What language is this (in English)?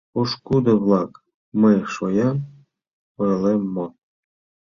Mari